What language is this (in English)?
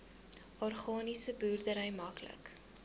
Afrikaans